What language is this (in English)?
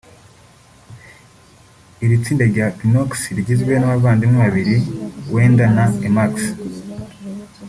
Kinyarwanda